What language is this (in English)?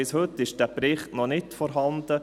Swiss German